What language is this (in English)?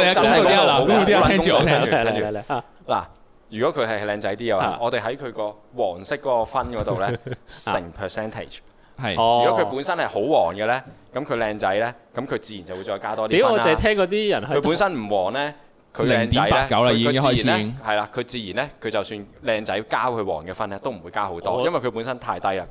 Chinese